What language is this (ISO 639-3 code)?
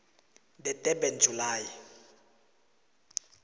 nbl